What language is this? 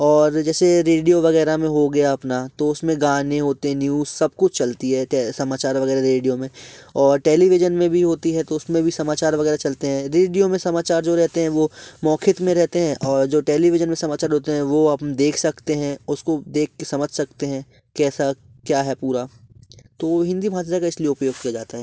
Hindi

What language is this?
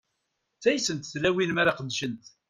Kabyle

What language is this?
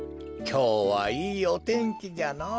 Japanese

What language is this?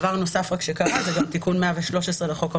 Hebrew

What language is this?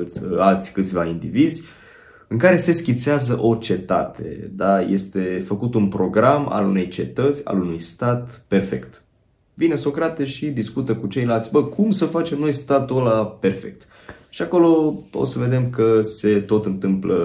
Romanian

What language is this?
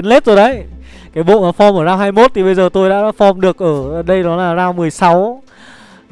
Vietnamese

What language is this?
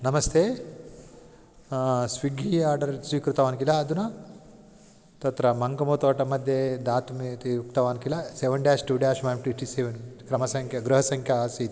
Sanskrit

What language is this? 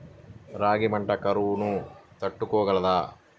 Telugu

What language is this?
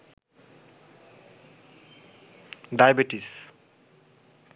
Bangla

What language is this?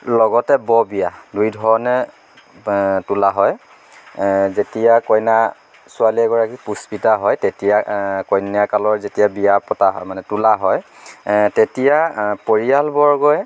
Assamese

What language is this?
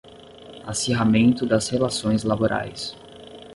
Portuguese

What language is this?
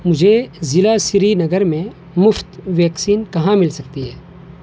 Urdu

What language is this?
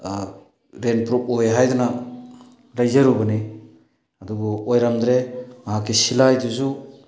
Manipuri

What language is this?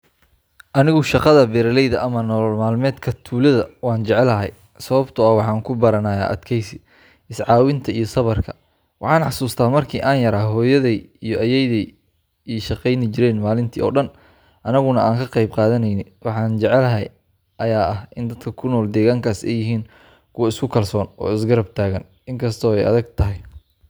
Somali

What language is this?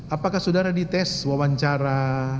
Indonesian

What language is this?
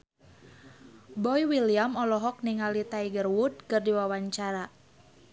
Sundanese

